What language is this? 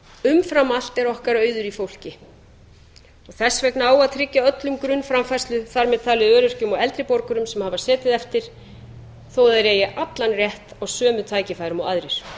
Icelandic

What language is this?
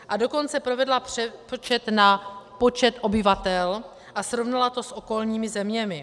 Czech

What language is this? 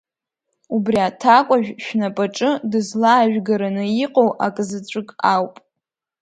Abkhazian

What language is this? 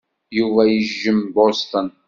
Kabyle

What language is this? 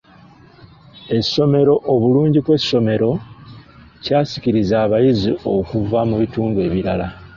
Ganda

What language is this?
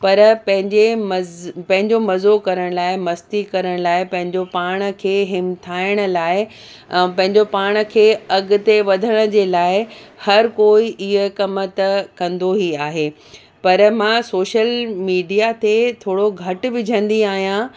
Sindhi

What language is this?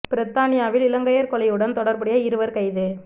Tamil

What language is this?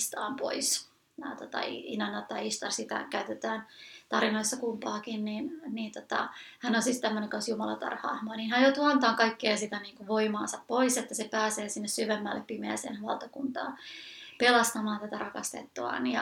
Finnish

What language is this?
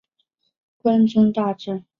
Chinese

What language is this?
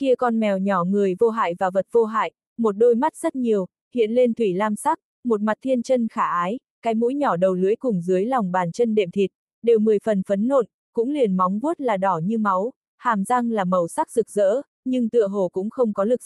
Vietnamese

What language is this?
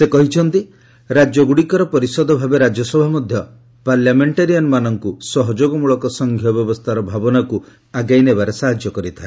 Odia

